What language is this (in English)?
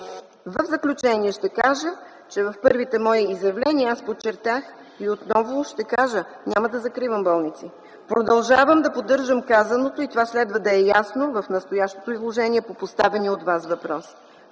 Bulgarian